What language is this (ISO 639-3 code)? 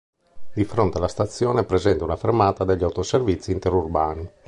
ita